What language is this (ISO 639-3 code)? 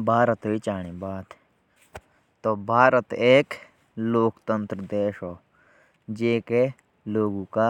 jns